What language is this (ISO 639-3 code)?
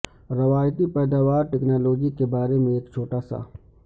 urd